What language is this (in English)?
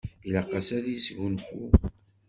Kabyle